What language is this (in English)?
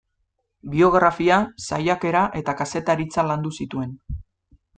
Basque